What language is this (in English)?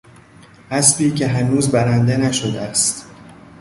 Persian